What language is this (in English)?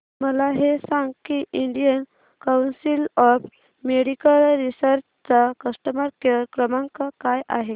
Marathi